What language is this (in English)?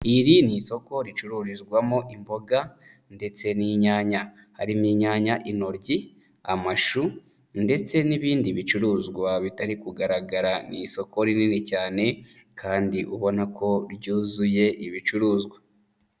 Kinyarwanda